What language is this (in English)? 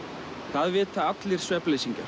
Icelandic